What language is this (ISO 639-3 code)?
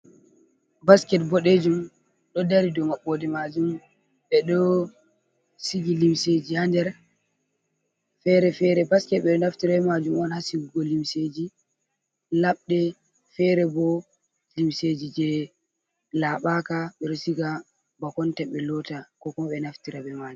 ful